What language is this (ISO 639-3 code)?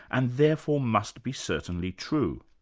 eng